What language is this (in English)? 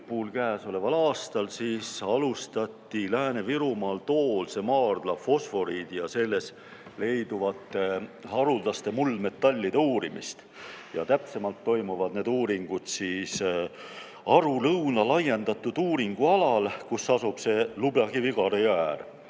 Estonian